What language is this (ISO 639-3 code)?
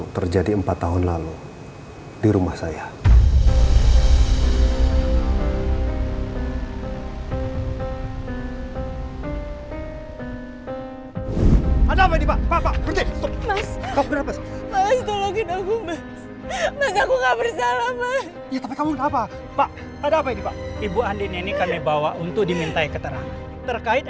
ind